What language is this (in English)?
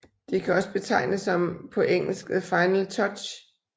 Danish